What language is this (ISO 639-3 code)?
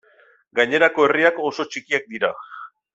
eus